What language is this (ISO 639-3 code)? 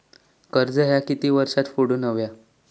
mar